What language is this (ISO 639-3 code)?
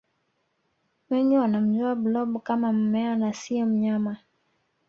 swa